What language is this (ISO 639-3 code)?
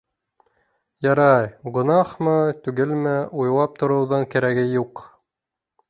bak